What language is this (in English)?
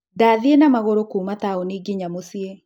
Kikuyu